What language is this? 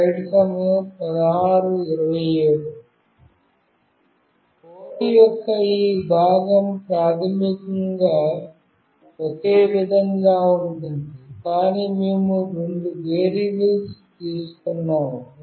Telugu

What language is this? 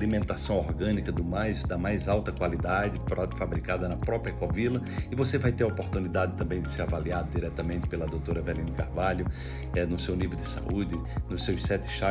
Portuguese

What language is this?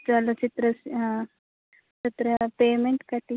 Sanskrit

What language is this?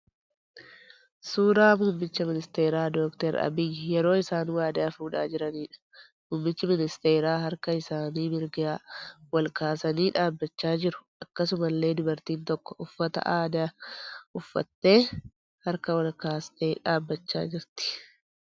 Oromo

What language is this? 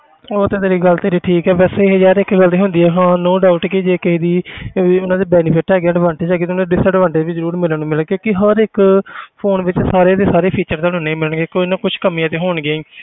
Punjabi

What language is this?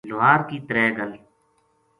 Gujari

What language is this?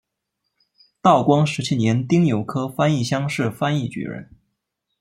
Chinese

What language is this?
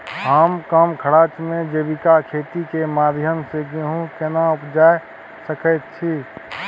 Maithili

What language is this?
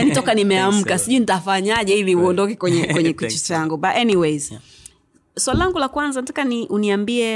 Swahili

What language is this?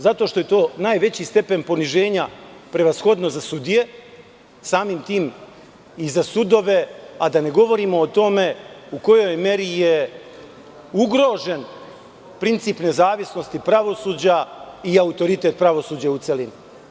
Serbian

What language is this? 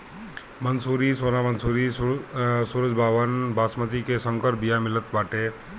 Bhojpuri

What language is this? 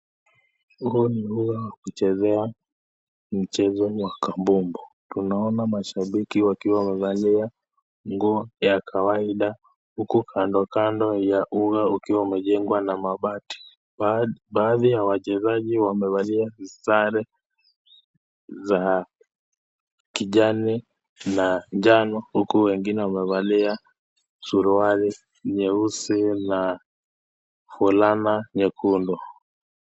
Swahili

